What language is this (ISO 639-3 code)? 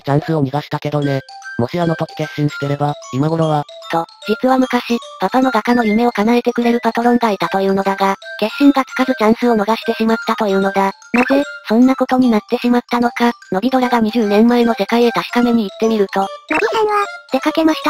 jpn